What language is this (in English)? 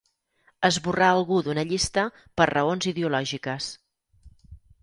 Catalan